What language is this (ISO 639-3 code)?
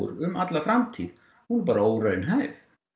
isl